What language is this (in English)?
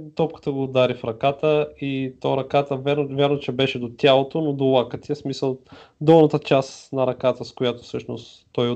Bulgarian